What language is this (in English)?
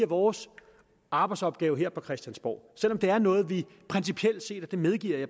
Danish